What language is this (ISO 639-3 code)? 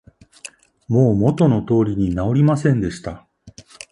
jpn